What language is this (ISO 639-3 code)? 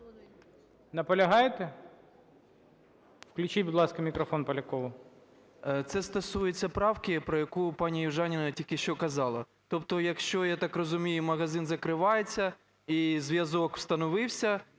ukr